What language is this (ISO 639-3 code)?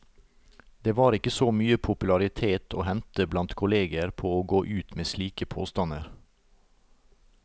nor